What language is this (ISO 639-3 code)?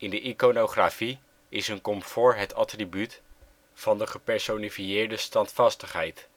nld